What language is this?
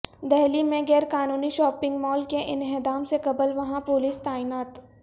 Urdu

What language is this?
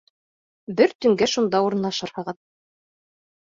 Bashkir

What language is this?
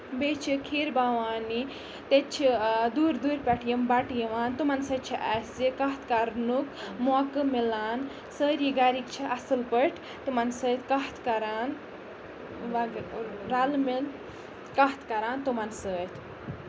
Kashmiri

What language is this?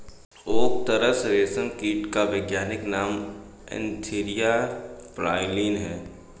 Hindi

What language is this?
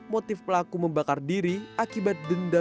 Indonesian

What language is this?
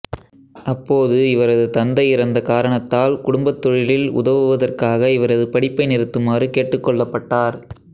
Tamil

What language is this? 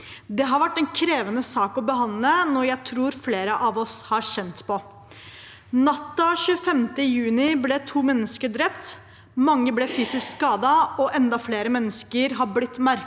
Norwegian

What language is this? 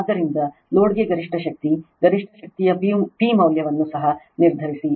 Kannada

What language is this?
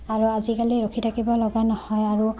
Assamese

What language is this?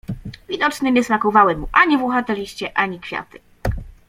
Polish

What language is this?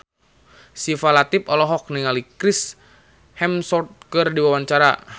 Sundanese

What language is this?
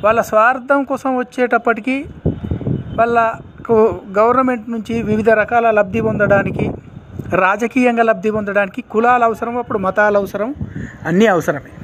Telugu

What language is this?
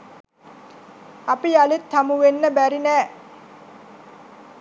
Sinhala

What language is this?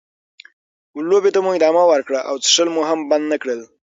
Pashto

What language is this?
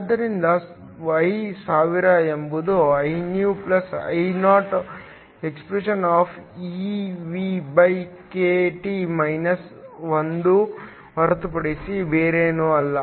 Kannada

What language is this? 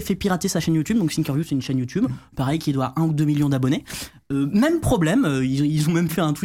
French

